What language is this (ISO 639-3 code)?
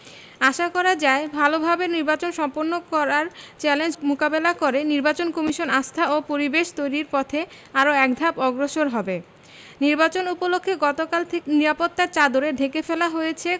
ben